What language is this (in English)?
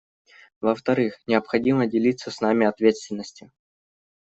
Russian